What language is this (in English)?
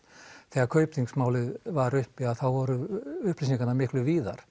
Icelandic